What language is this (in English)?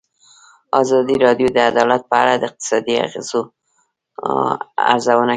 Pashto